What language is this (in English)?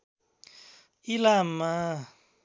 Nepali